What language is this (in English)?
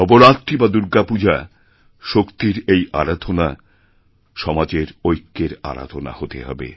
Bangla